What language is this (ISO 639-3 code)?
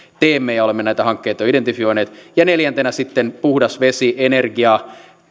fin